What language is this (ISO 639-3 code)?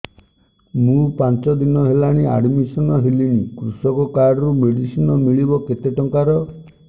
ori